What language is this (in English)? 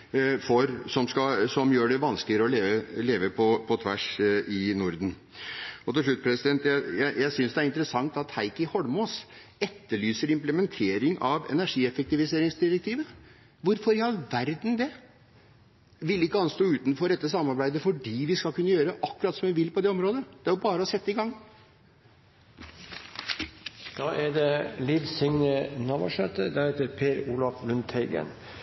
Norwegian Bokmål